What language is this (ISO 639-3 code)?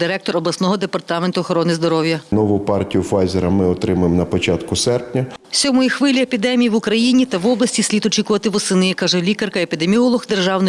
ukr